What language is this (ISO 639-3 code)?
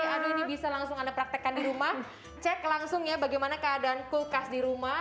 ind